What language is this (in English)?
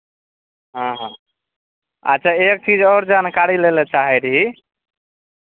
Maithili